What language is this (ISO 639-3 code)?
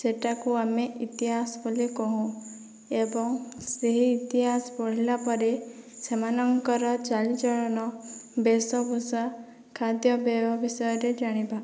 ori